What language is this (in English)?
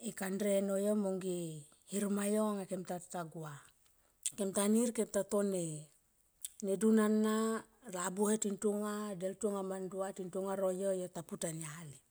Tomoip